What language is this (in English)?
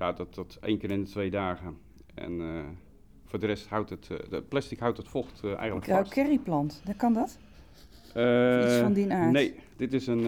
Dutch